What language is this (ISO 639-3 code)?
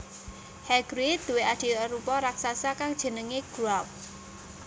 jav